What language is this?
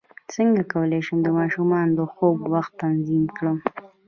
Pashto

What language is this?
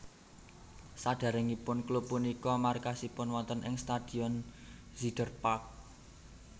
Javanese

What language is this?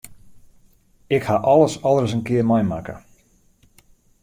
Western Frisian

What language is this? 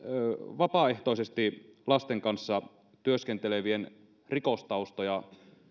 Finnish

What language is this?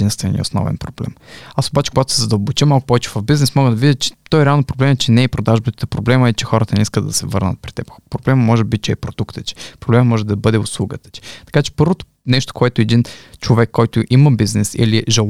Bulgarian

